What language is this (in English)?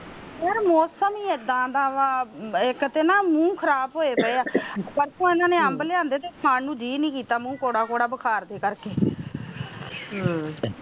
Punjabi